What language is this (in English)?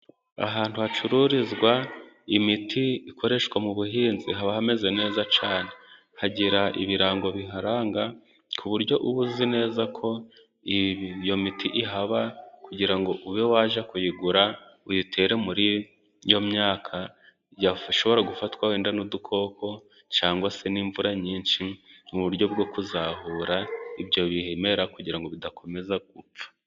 Kinyarwanda